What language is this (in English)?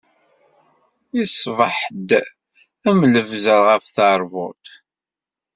Kabyle